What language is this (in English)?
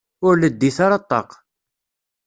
Kabyle